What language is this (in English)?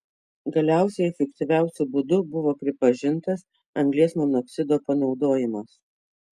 Lithuanian